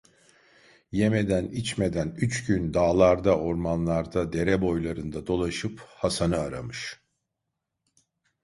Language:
Turkish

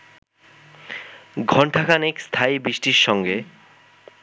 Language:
Bangla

